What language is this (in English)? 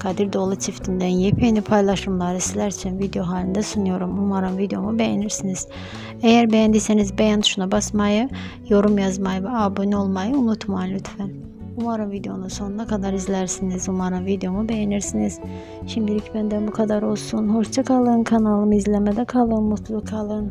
Turkish